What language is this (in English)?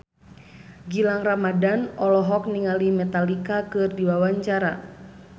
Sundanese